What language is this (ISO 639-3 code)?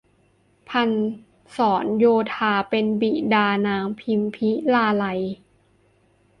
tha